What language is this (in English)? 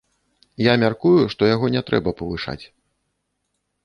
Belarusian